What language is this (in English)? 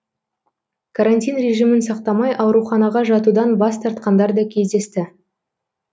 Kazakh